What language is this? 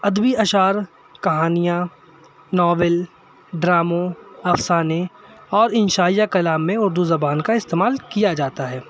Urdu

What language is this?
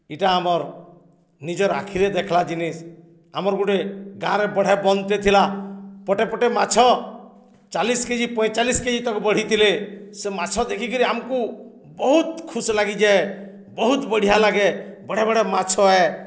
Odia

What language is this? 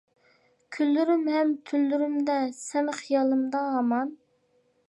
Uyghur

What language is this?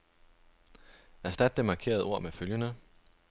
Danish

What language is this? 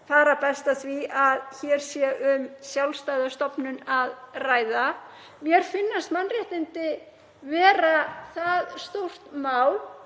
Icelandic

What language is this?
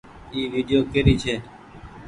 Goaria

